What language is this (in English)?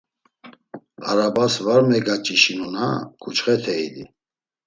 Laz